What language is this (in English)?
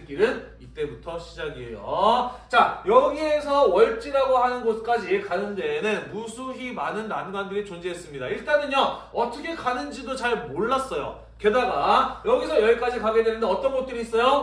Korean